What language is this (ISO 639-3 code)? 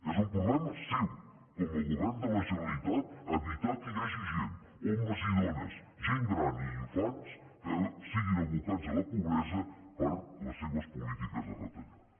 cat